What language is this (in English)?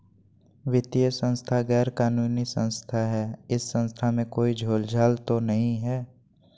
Magahi